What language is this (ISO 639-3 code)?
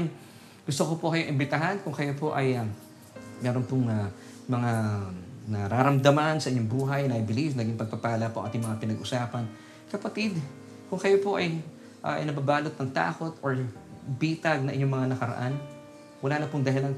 fil